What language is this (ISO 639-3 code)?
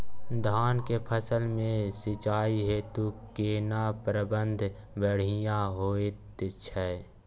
mai